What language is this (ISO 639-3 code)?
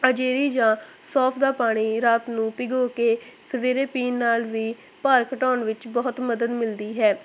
pan